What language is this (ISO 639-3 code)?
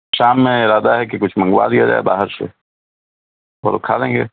urd